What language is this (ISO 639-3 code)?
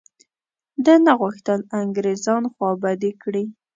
pus